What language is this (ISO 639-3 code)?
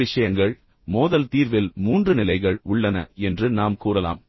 tam